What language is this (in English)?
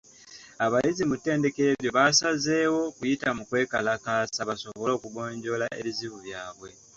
Ganda